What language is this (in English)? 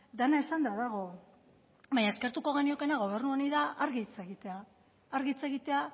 Basque